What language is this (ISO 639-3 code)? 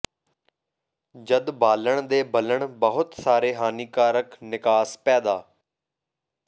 pan